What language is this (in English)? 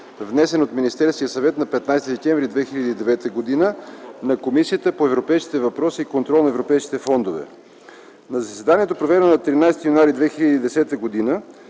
Bulgarian